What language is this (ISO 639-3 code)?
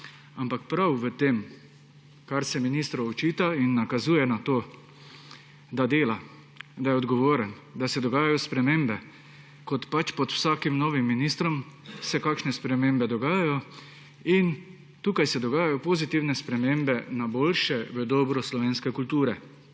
slv